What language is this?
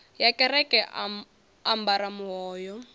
Venda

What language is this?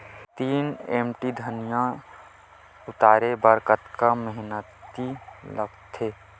Chhattisgarhi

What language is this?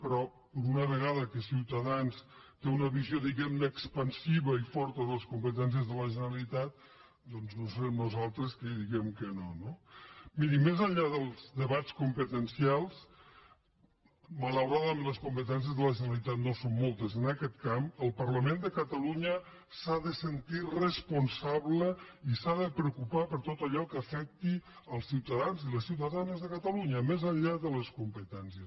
Catalan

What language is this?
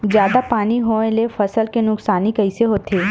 Chhattisgarhi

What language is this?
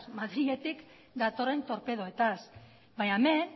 Basque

